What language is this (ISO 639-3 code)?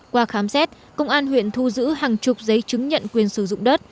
vie